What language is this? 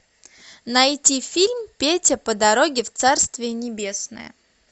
Russian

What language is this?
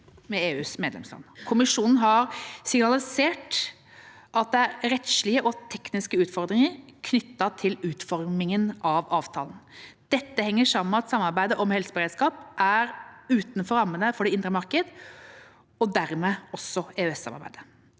Norwegian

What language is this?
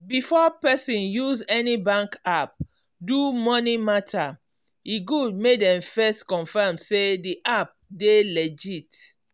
Nigerian Pidgin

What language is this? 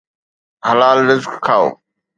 Sindhi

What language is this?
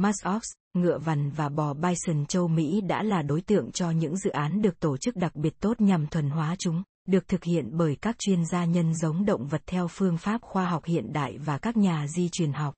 Vietnamese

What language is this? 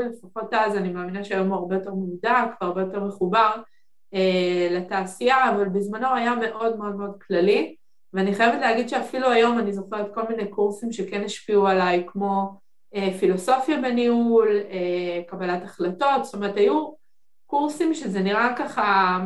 Hebrew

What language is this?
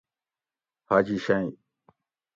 Gawri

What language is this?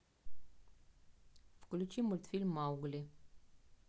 Russian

